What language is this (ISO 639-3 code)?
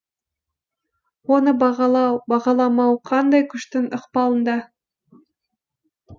kaz